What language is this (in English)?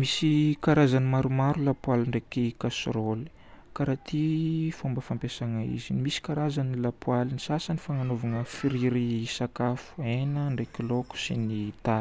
Northern Betsimisaraka Malagasy